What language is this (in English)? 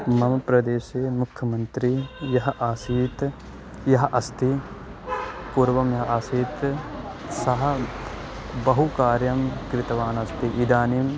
Sanskrit